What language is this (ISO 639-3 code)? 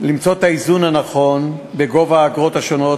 heb